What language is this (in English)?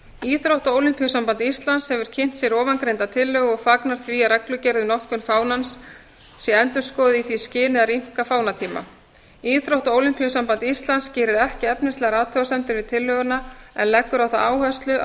Icelandic